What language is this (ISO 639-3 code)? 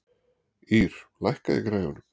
isl